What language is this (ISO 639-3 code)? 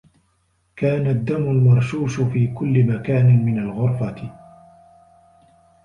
ara